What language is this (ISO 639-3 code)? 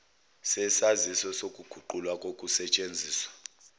zul